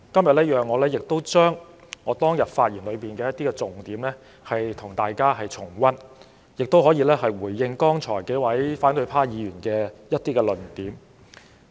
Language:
Cantonese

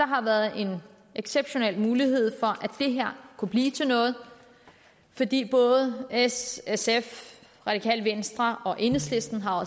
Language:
Danish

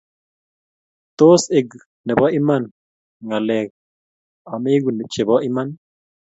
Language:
Kalenjin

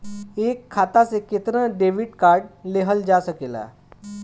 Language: Bhojpuri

